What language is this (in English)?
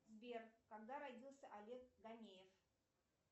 Russian